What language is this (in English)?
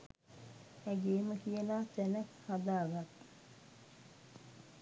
Sinhala